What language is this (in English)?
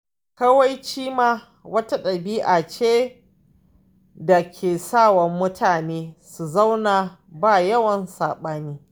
Hausa